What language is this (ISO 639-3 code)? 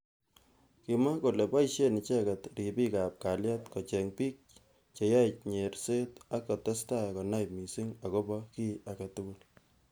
kln